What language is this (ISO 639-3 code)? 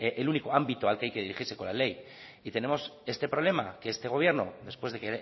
spa